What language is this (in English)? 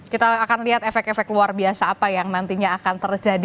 Indonesian